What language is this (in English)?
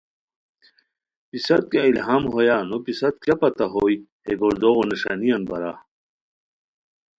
Khowar